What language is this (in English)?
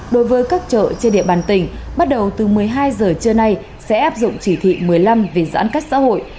Vietnamese